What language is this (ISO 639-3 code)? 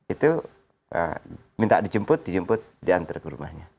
ind